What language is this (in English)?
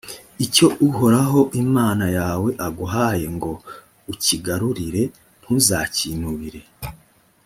Kinyarwanda